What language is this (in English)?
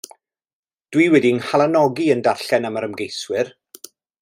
Welsh